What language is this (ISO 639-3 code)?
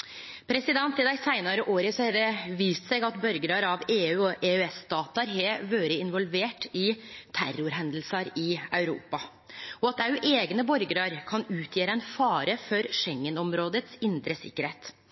nno